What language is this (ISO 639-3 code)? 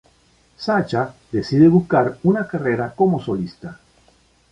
spa